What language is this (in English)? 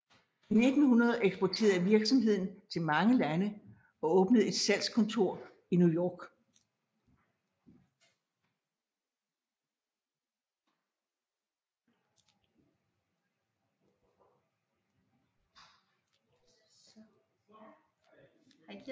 Danish